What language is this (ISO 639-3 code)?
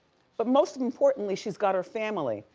eng